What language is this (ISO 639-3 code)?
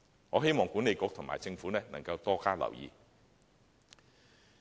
yue